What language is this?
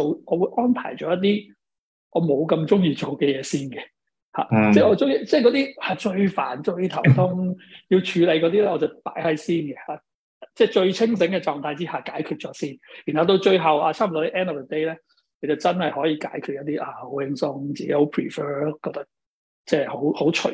Chinese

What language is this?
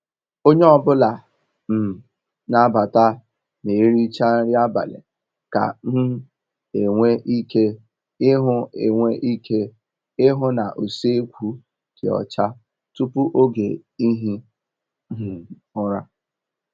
Igbo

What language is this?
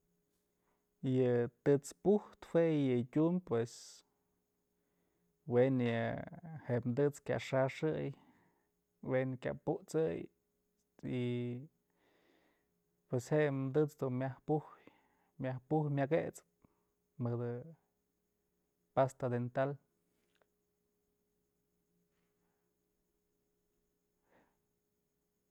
Mazatlán Mixe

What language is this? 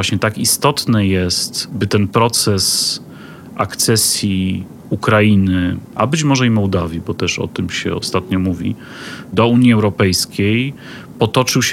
Polish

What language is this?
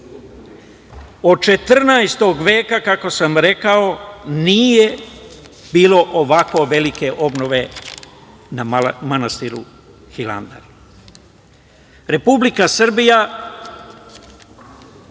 Serbian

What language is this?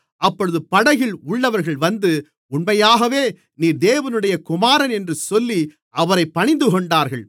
Tamil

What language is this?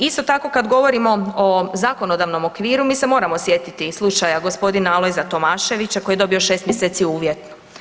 Croatian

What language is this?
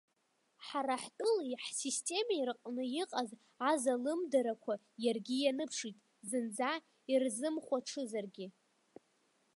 Abkhazian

